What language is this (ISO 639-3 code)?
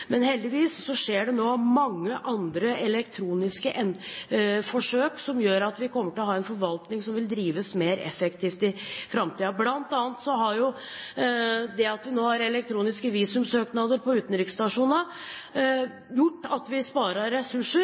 nob